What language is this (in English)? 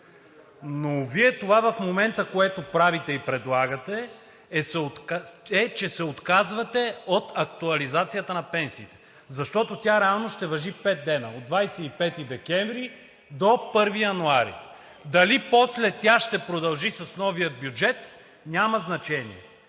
Bulgarian